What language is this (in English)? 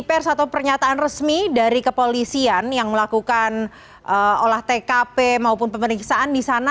Indonesian